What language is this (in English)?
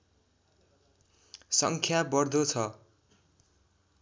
Nepali